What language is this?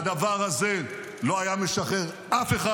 Hebrew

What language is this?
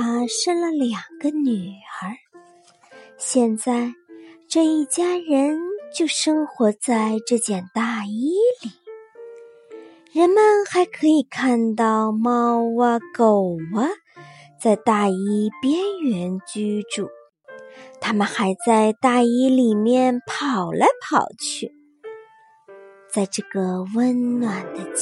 Chinese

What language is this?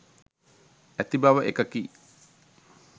Sinhala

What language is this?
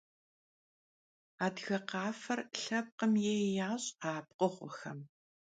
Kabardian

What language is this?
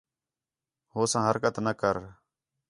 Khetrani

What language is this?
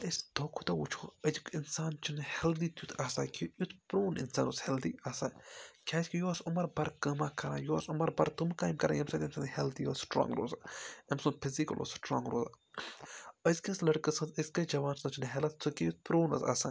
Kashmiri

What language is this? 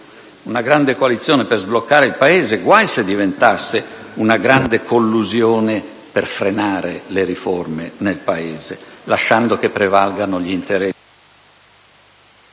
Italian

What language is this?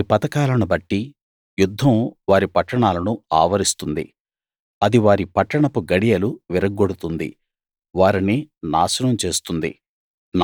Telugu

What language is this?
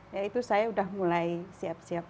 Indonesian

